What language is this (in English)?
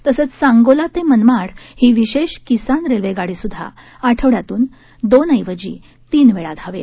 Marathi